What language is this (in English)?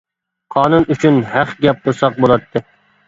Uyghur